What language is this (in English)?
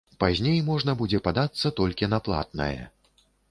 Belarusian